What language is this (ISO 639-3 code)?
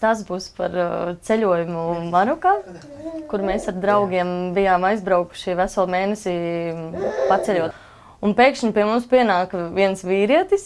lav